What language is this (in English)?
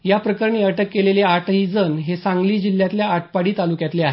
Marathi